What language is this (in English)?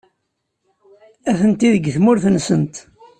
Kabyle